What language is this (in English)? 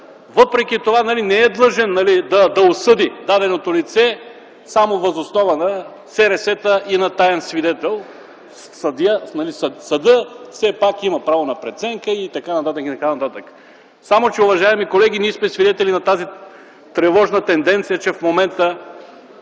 Bulgarian